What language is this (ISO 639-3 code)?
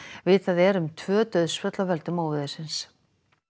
isl